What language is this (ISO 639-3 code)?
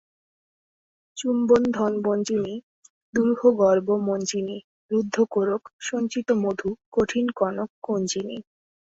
ben